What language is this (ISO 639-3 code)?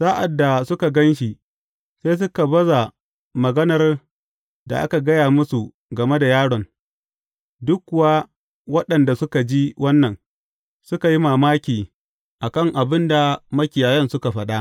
hau